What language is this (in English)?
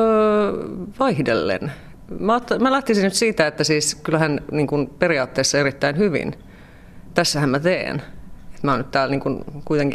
Finnish